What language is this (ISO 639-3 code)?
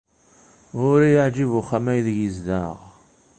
kab